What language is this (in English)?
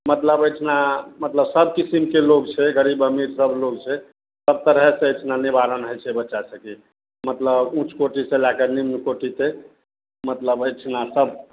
Maithili